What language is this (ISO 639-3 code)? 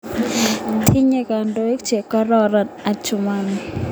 kln